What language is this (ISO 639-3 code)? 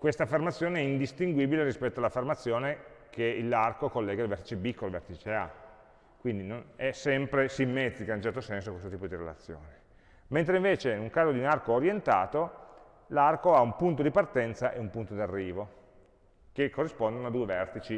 ita